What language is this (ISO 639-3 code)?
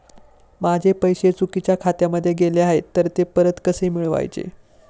mar